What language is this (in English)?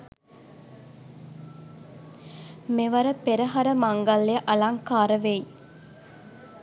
Sinhala